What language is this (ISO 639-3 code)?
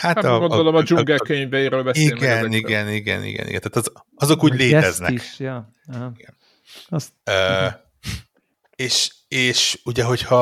hun